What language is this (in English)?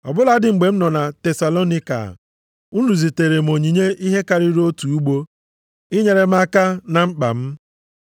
Igbo